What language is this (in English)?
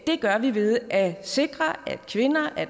Danish